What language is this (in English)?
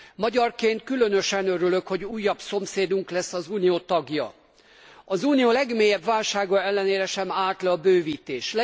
Hungarian